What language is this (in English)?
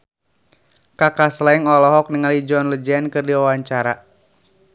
Sundanese